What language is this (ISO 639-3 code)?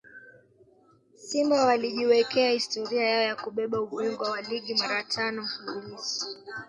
swa